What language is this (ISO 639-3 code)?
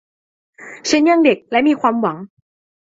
tha